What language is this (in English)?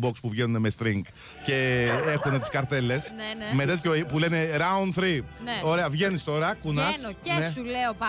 Greek